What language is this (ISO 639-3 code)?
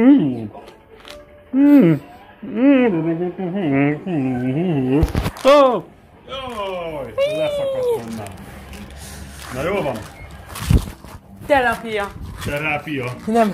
hun